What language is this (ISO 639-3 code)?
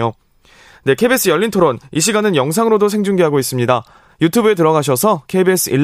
kor